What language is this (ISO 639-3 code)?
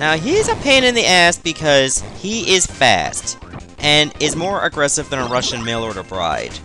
eng